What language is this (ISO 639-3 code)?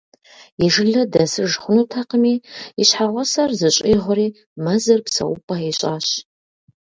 kbd